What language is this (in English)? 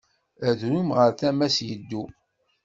Kabyle